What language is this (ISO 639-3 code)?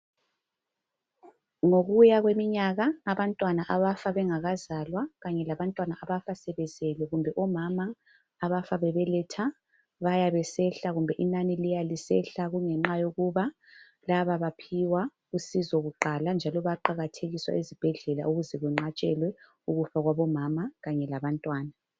nde